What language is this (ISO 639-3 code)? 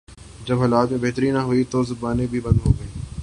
urd